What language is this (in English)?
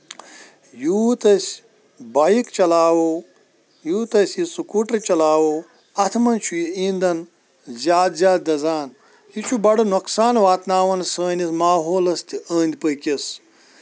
Kashmiri